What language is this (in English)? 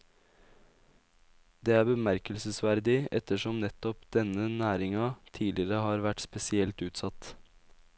Norwegian